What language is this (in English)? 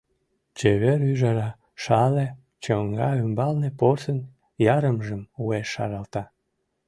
Mari